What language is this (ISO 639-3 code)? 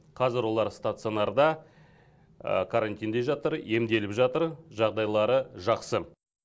kaz